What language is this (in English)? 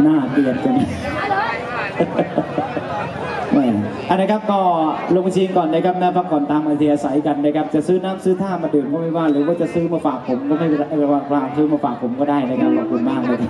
Thai